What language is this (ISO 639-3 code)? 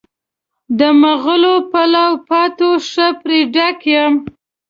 pus